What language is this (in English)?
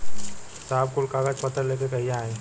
Bhojpuri